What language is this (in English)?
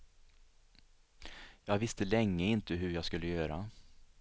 Swedish